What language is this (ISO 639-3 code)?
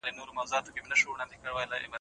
pus